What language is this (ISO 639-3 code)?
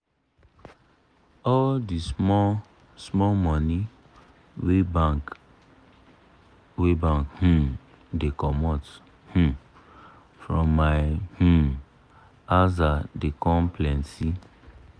pcm